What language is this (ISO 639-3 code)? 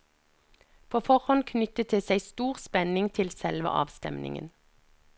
nor